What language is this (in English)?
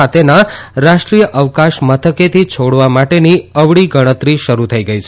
Gujarati